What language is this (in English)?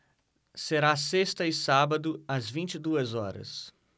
Portuguese